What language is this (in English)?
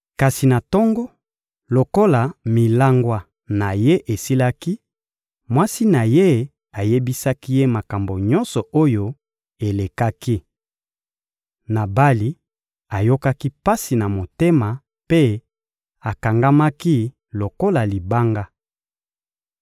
Lingala